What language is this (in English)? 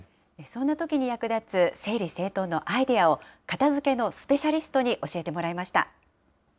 Japanese